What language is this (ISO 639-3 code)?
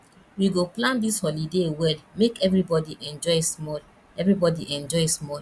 pcm